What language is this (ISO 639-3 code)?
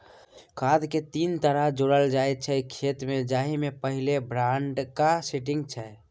mai